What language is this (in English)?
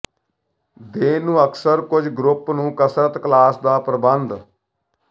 Punjabi